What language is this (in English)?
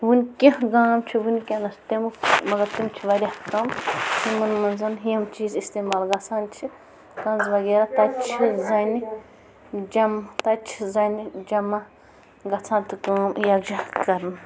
Kashmiri